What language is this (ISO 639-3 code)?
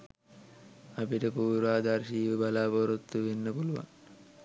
sin